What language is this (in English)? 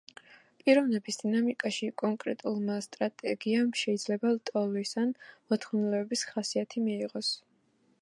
Georgian